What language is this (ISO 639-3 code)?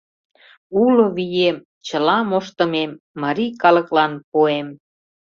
chm